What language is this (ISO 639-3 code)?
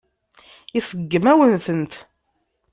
kab